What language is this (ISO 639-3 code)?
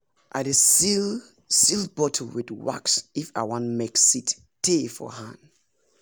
pcm